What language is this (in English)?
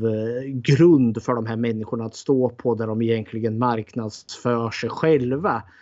Swedish